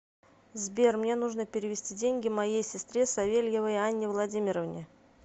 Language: Russian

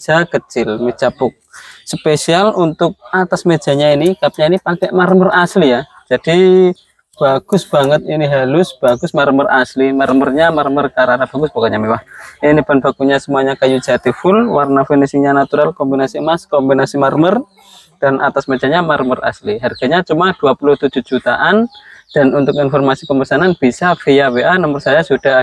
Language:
Indonesian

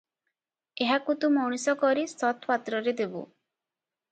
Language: Odia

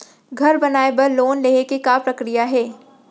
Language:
Chhattisgarhi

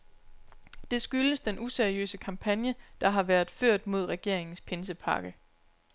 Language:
Danish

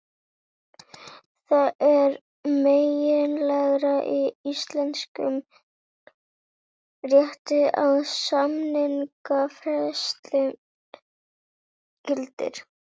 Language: Icelandic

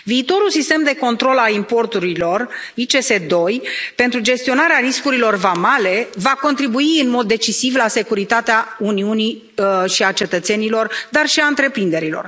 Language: Romanian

